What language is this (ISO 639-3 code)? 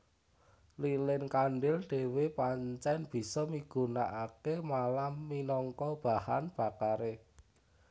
jav